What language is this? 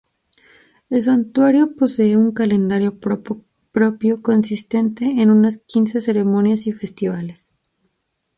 Spanish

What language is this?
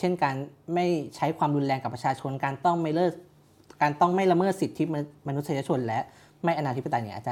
Thai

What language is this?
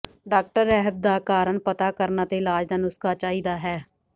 Punjabi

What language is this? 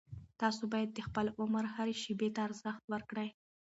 Pashto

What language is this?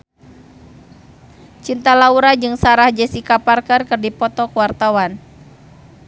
Sundanese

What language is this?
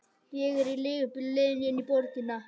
Icelandic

